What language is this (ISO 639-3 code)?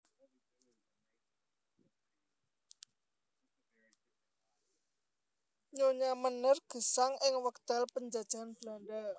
jav